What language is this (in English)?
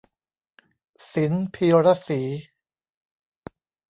Thai